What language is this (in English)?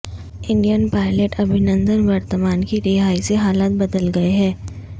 Urdu